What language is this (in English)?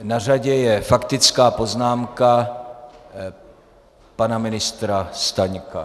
Czech